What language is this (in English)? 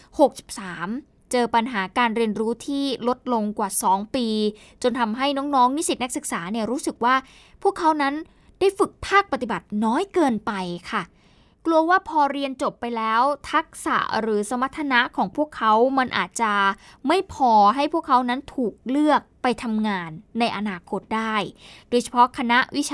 Thai